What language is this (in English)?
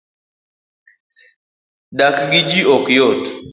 Luo (Kenya and Tanzania)